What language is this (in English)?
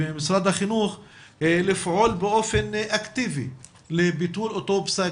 Hebrew